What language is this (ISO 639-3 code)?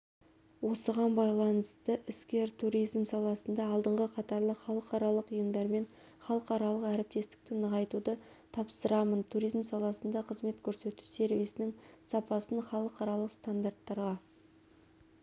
kaz